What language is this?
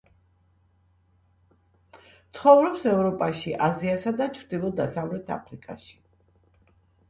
Georgian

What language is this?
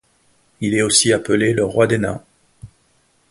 French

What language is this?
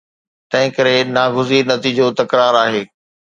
Sindhi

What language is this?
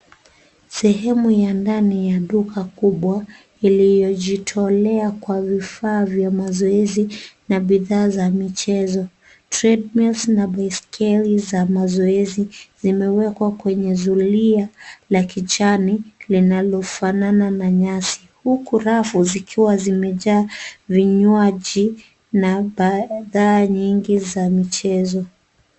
Swahili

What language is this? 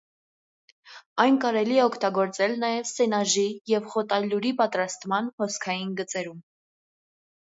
Armenian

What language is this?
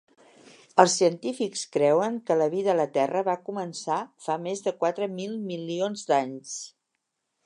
Catalan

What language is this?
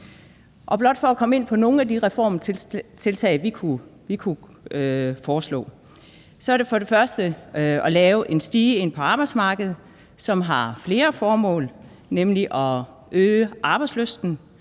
Danish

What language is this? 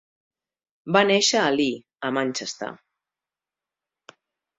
Catalan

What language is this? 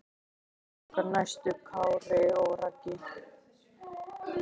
Icelandic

